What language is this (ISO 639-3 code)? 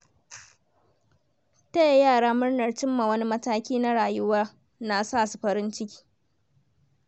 hau